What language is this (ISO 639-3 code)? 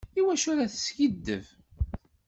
kab